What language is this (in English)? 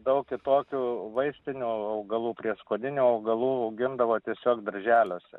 Lithuanian